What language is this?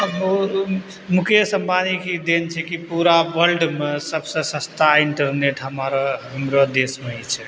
Maithili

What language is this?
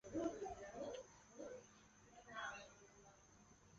Chinese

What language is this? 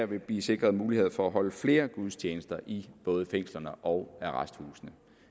Danish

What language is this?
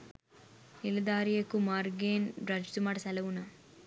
Sinhala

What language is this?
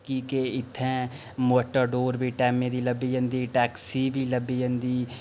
Dogri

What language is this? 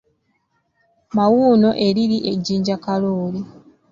Ganda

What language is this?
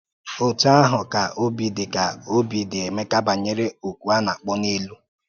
Igbo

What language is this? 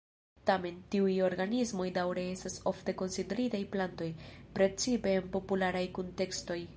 Esperanto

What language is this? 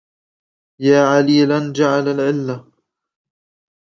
Arabic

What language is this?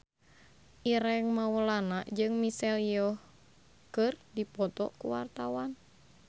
Sundanese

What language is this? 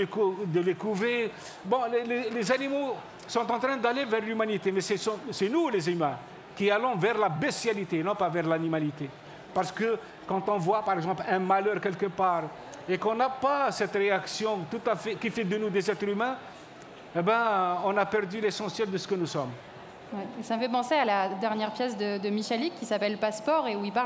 French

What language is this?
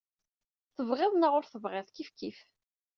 Kabyle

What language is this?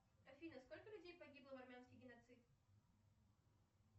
Russian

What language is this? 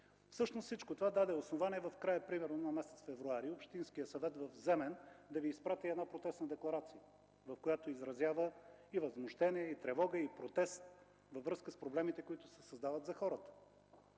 Bulgarian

